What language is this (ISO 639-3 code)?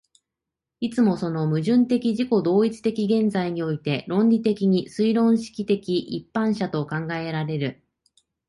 jpn